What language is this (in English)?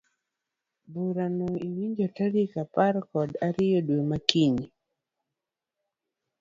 Luo (Kenya and Tanzania)